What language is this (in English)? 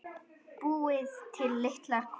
Icelandic